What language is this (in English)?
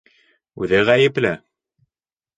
Bashkir